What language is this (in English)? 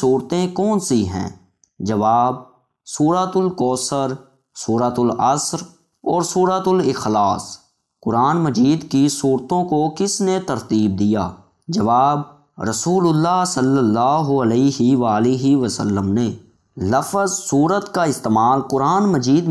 Urdu